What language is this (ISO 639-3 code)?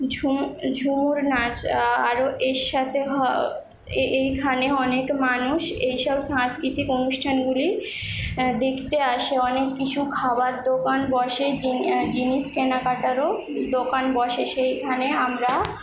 ben